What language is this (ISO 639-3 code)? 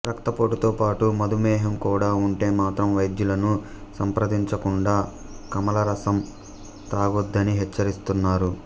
tel